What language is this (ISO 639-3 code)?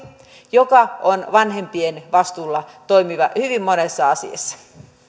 fin